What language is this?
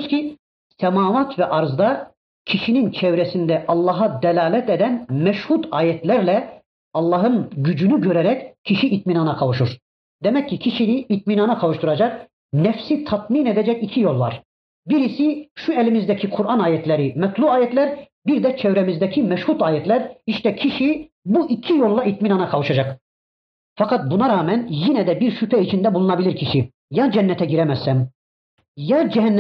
Turkish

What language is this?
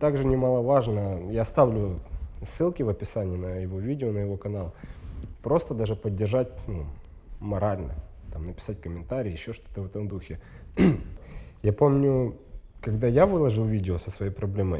Russian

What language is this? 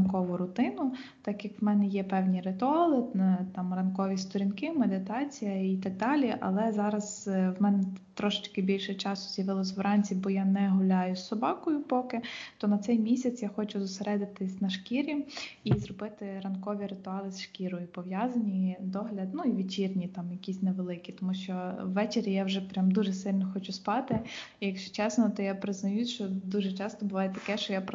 Ukrainian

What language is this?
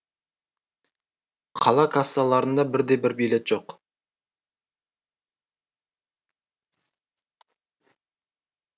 Kazakh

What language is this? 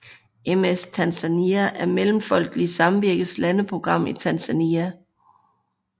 Danish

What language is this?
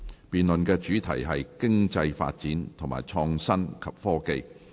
Cantonese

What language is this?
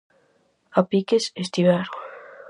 Galician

